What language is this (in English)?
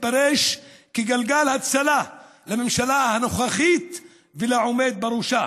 Hebrew